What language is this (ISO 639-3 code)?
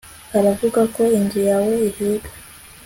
kin